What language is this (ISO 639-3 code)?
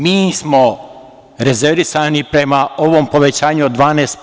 srp